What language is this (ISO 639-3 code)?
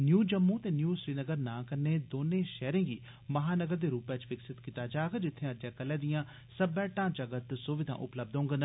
doi